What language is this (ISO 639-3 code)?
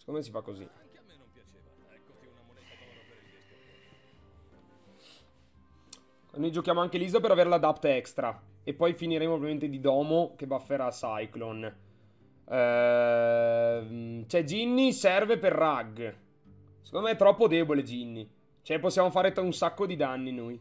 ita